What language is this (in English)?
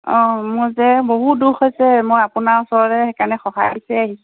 Assamese